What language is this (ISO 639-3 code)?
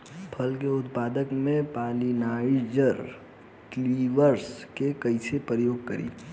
bho